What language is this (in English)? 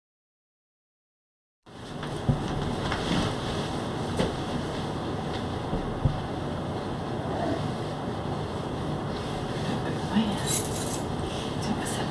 French